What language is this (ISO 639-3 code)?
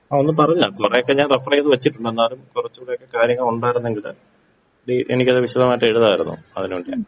mal